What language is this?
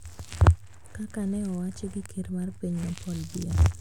Luo (Kenya and Tanzania)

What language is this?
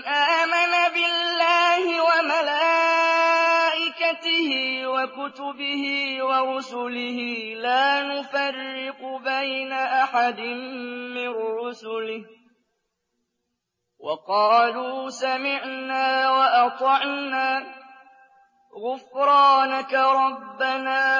Arabic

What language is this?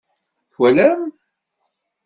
Kabyle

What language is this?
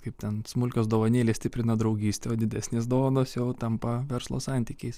Lithuanian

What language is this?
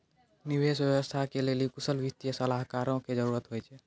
Maithili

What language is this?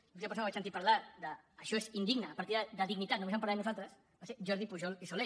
Catalan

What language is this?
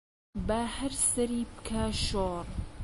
Central Kurdish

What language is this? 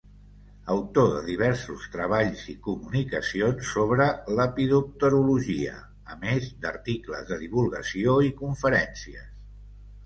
Catalan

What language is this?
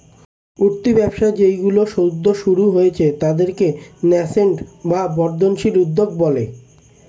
Bangla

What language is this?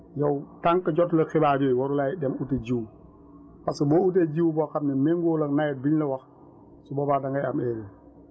Wolof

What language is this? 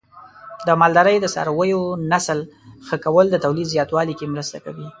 Pashto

